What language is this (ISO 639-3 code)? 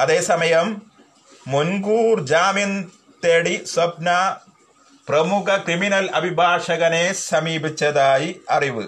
mal